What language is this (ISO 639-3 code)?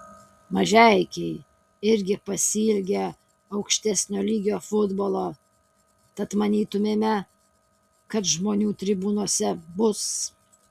lit